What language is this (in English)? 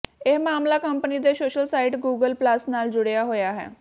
Punjabi